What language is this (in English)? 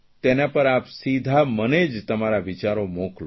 Gujarati